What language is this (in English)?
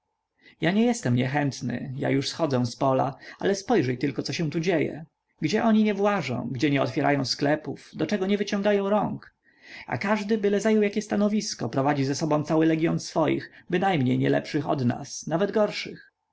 Polish